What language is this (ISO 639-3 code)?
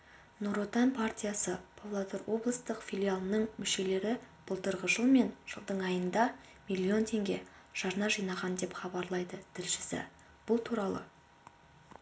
kaz